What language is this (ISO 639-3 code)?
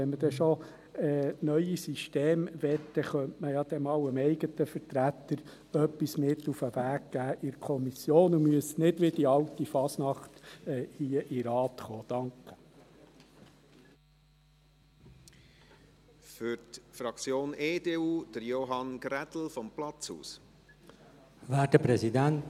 gsw